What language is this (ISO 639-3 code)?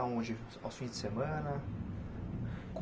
por